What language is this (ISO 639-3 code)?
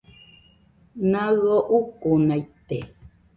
hux